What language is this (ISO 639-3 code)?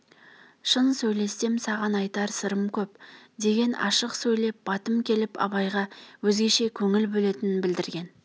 kaz